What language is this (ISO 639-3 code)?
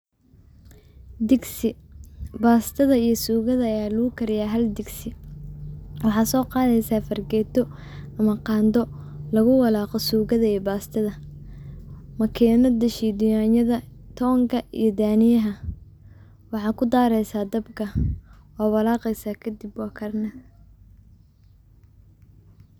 som